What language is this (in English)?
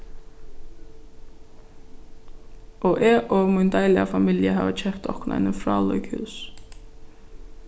Faroese